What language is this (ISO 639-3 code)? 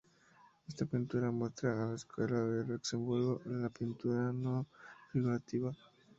spa